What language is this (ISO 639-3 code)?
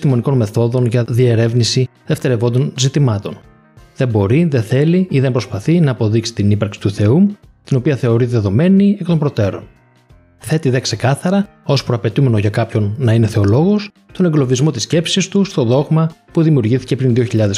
ell